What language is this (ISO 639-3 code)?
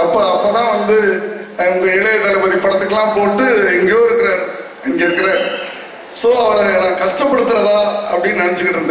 tur